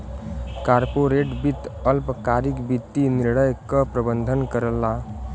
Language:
Bhojpuri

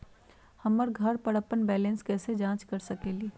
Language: Magahi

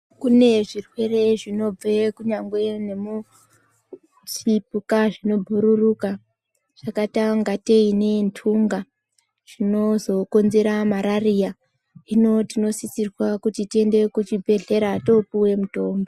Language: Ndau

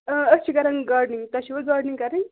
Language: Kashmiri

